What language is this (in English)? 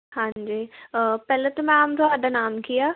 Punjabi